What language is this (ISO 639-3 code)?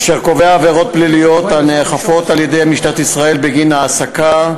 heb